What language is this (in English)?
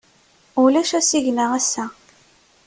Kabyle